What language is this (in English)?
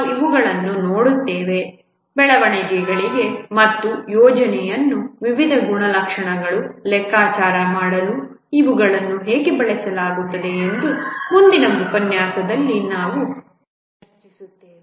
Kannada